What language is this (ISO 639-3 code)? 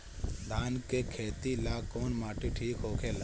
bho